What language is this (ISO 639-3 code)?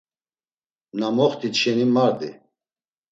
lzz